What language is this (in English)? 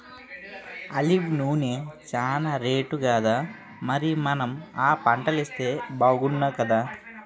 Telugu